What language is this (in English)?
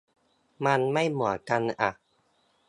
Thai